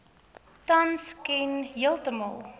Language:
Afrikaans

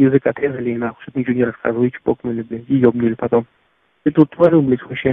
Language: Russian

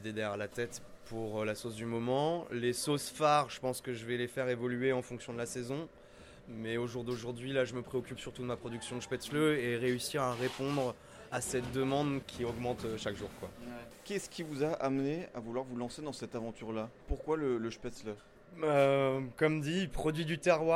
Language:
French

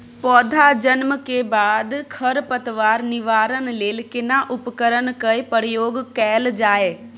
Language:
Maithili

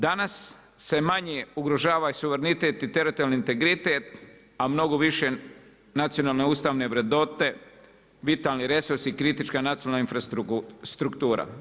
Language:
Croatian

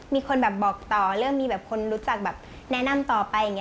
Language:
Thai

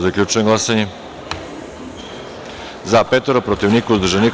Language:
Serbian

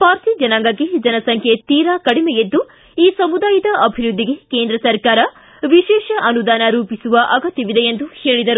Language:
Kannada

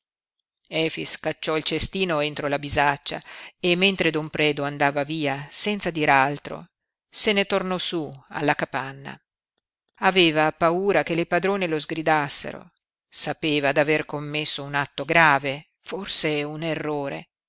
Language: Italian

